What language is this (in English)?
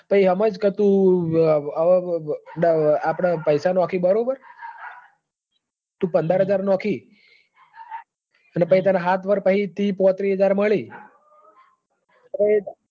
Gujarati